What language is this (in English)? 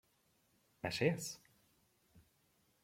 Hungarian